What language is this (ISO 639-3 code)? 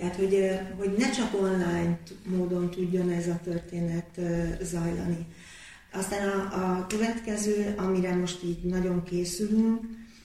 hun